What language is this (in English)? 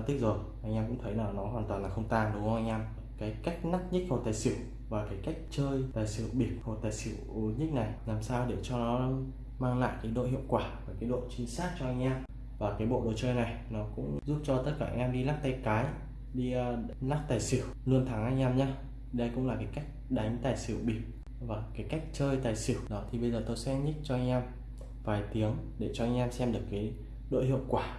Vietnamese